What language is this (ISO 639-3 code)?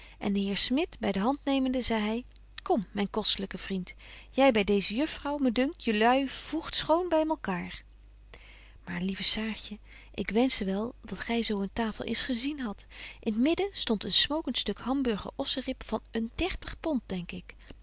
nld